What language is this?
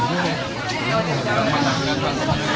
Indonesian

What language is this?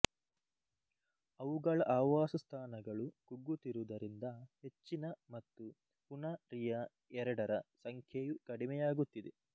Kannada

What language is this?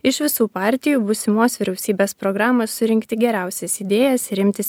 Lithuanian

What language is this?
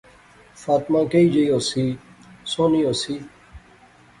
Pahari-Potwari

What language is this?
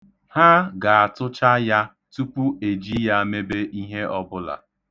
Igbo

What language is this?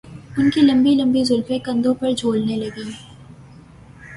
Urdu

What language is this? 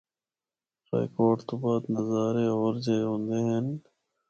Northern Hindko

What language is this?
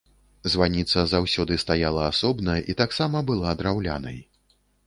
Belarusian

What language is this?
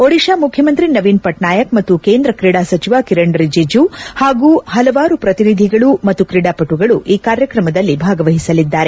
Kannada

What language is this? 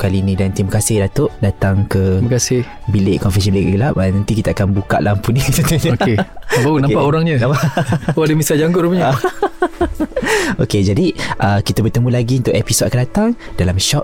Malay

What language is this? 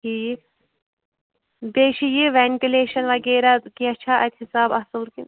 Kashmiri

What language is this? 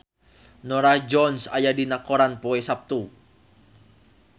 Sundanese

